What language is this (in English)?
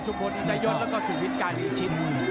Thai